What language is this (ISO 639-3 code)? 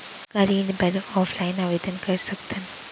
hne